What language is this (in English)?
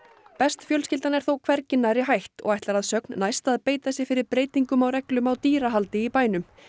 Icelandic